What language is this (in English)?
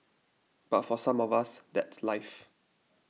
English